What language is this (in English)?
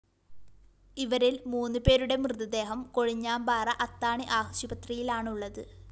Malayalam